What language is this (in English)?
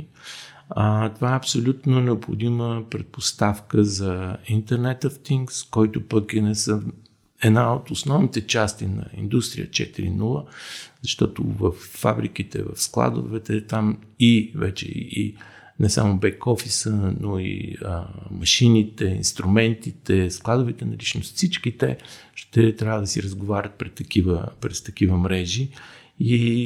Bulgarian